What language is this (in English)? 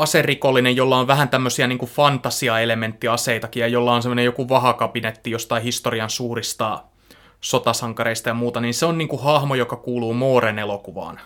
Finnish